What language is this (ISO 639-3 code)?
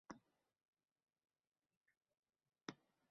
uzb